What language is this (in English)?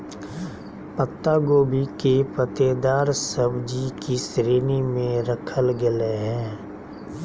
Magahi